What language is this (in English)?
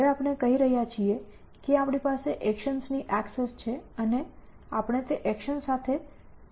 Gujarati